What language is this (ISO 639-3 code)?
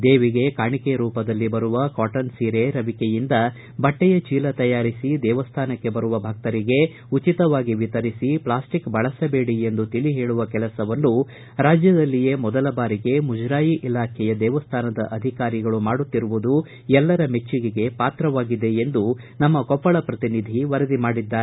kan